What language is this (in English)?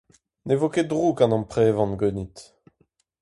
Breton